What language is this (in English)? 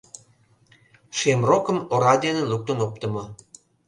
Mari